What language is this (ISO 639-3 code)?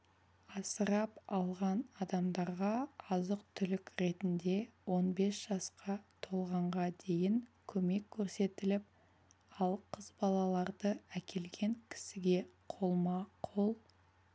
kaz